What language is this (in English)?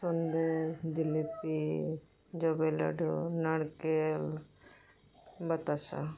Santali